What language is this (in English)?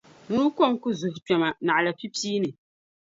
Dagbani